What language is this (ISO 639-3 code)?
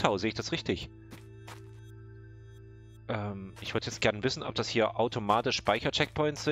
deu